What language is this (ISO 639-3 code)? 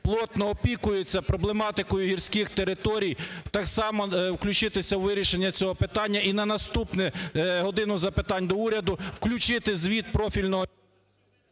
ukr